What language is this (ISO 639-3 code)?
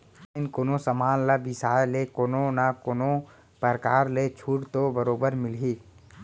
hne